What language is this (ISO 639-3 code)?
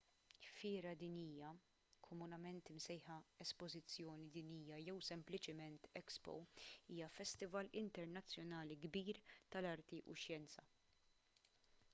mlt